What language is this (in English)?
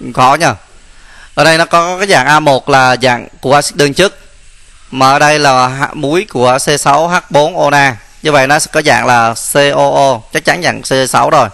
Vietnamese